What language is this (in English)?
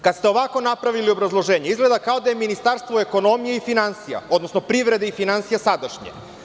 Serbian